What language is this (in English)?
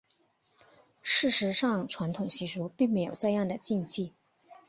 Chinese